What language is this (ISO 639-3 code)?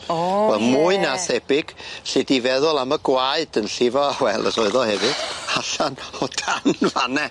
cym